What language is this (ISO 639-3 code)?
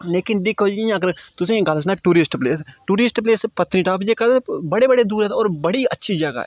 doi